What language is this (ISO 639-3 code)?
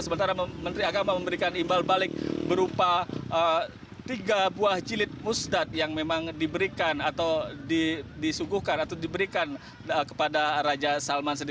ind